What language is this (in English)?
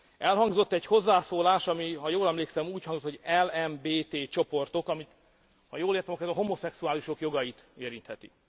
Hungarian